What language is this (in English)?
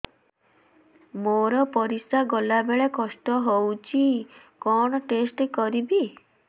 Odia